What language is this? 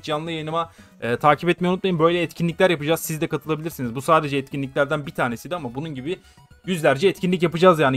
Turkish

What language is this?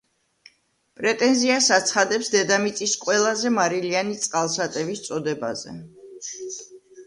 Georgian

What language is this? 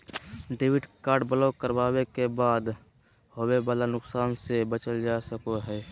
Magahi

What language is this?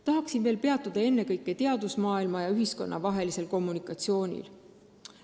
Estonian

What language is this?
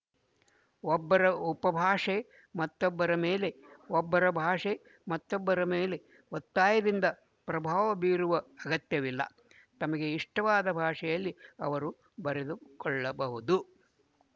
Kannada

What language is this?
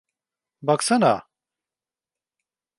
Turkish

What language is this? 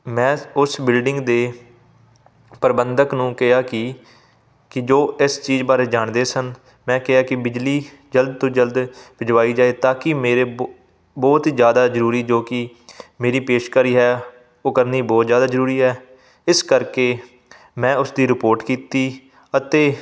Punjabi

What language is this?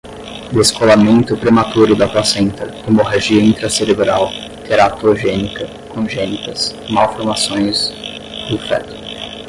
Portuguese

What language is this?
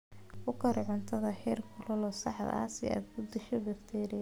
Somali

